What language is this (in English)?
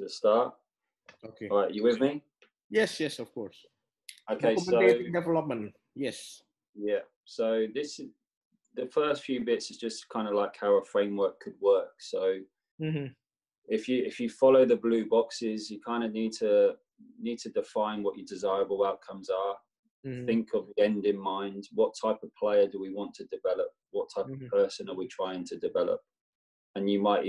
English